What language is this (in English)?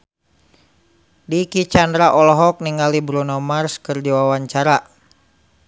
Sundanese